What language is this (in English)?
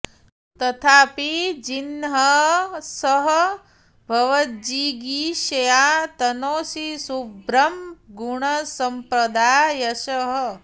Sanskrit